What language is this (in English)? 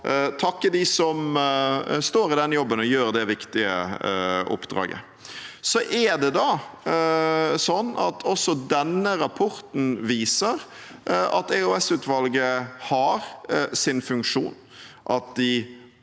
Norwegian